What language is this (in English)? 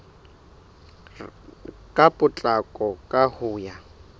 Southern Sotho